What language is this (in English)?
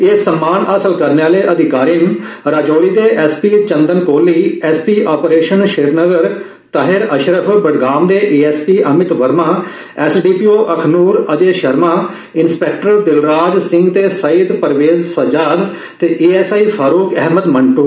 Dogri